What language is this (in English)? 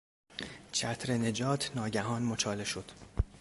Persian